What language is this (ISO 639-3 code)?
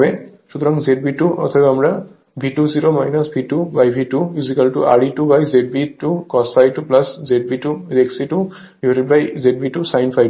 ben